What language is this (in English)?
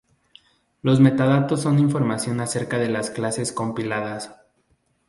Spanish